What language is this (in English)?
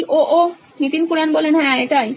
Bangla